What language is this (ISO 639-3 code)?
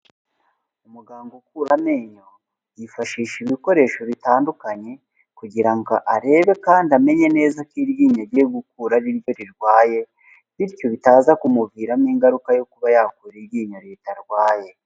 kin